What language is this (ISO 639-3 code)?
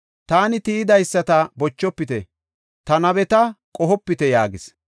gof